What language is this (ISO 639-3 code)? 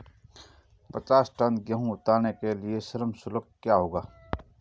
hin